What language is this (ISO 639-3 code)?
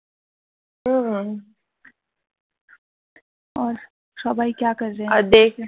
ben